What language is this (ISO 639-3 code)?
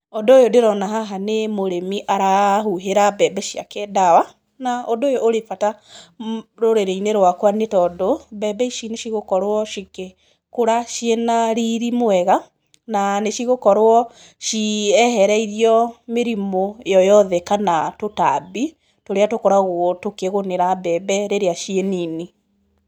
kik